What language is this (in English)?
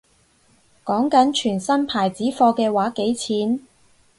Cantonese